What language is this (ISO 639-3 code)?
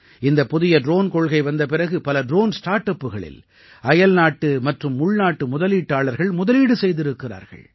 tam